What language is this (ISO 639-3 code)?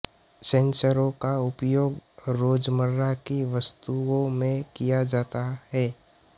hin